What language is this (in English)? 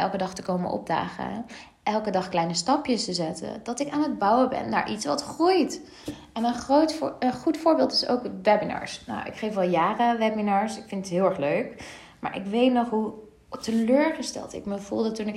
Dutch